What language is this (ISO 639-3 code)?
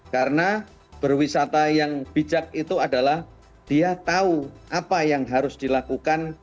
ind